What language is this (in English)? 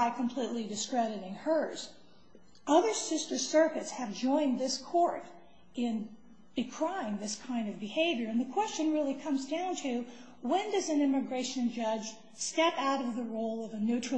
English